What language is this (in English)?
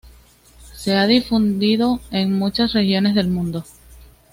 Spanish